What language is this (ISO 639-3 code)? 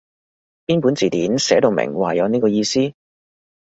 yue